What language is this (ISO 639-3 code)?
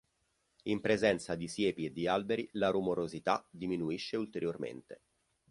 ita